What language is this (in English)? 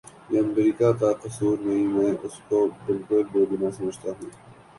Urdu